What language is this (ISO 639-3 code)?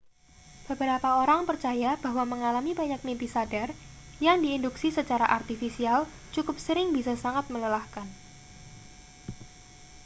ind